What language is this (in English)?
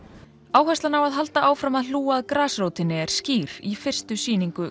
Icelandic